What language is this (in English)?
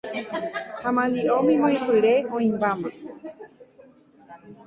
Guarani